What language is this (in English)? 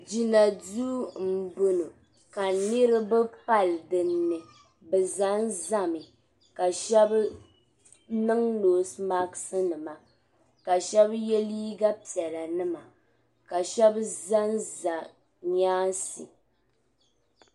Dagbani